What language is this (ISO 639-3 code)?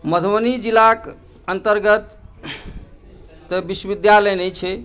mai